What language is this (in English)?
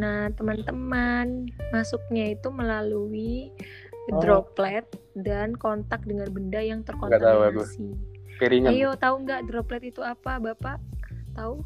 Indonesian